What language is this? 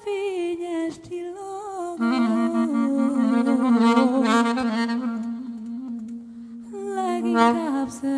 Portuguese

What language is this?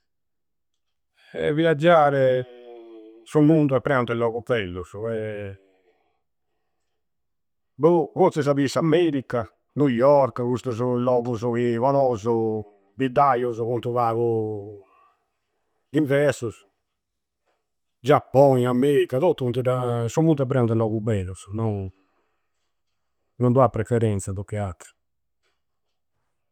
Campidanese Sardinian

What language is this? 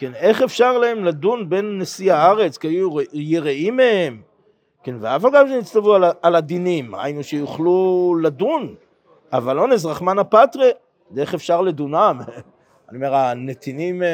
Hebrew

